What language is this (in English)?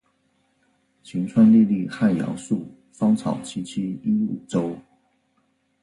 Chinese